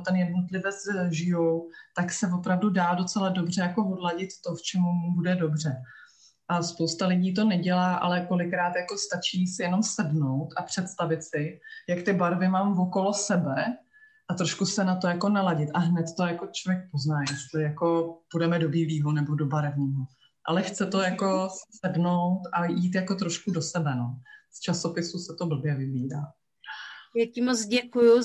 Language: Czech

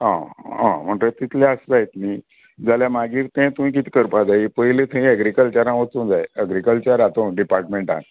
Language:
Konkani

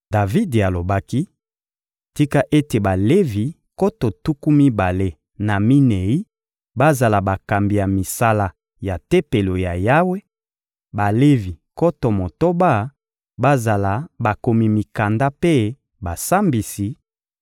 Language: Lingala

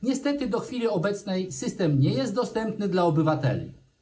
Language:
Polish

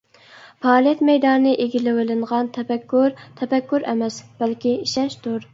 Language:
Uyghur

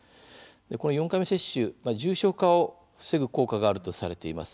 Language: Japanese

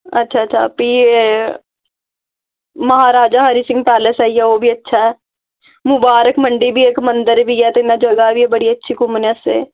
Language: Dogri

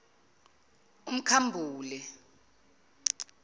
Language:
Zulu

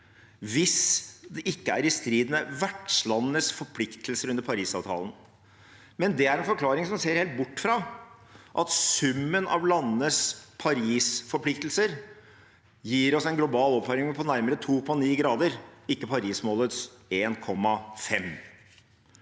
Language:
Norwegian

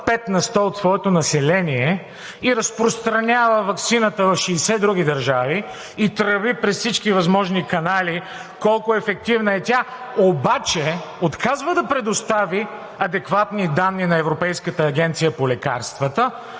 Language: Bulgarian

